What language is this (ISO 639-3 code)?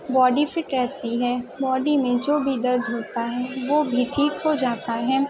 urd